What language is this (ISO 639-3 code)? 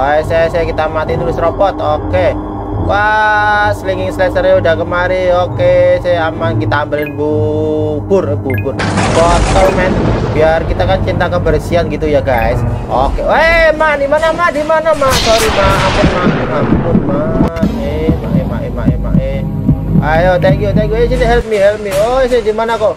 ind